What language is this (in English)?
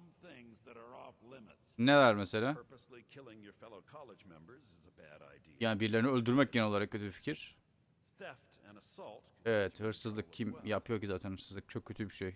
Turkish